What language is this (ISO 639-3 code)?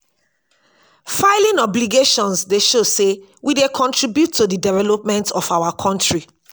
pcm